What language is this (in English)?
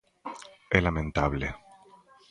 Galician